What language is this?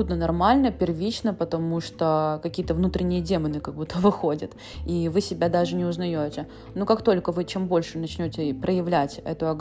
Russian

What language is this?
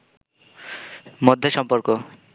Bangla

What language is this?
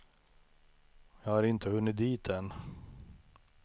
Swedish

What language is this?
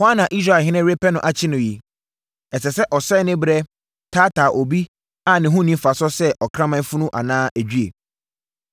Akan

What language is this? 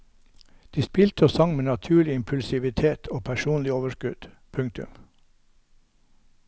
Norwegian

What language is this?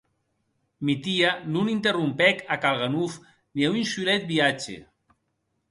Occitan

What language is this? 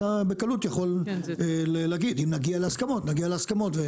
Hebrew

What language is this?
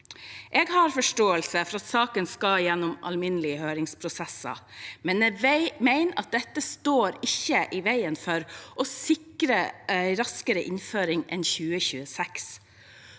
Norwegian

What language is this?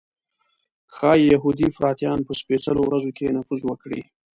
Pashto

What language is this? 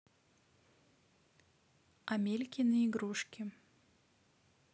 Russian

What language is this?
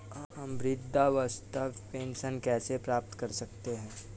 Hindi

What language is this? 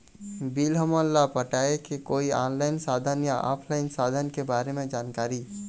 Chhattisgarhi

